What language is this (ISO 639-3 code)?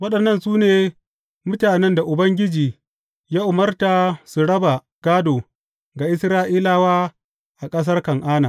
hau